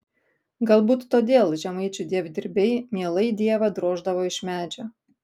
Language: Lithuanian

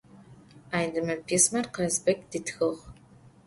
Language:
Adyghe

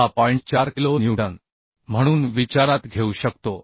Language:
Marathi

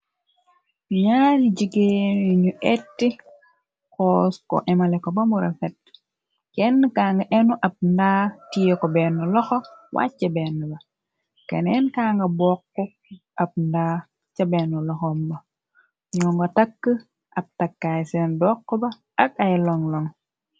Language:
Wolof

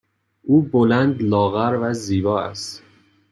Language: Persian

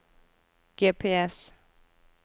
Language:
Norwegian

